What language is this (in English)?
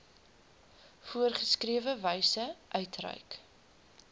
Afrikaans